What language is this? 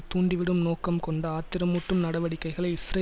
Tamil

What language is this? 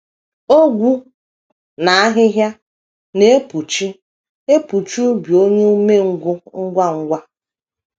Igbo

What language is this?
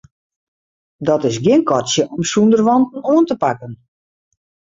Western Frisian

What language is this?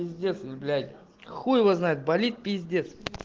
Russian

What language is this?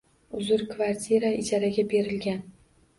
Uzbek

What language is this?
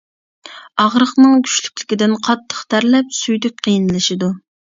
Uyghur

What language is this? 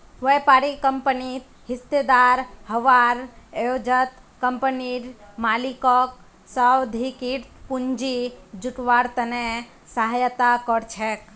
Magahi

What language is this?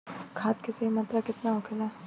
Bhojpuri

